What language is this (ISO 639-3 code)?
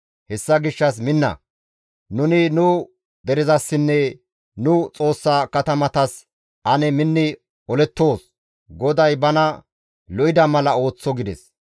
gmv